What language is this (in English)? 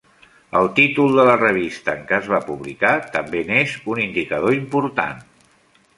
Catalan